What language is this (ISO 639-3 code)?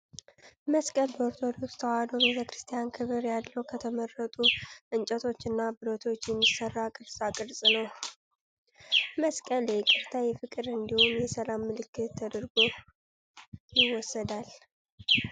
amh